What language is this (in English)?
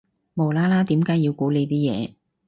Cantonese